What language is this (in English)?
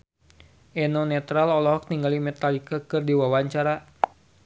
Sundanese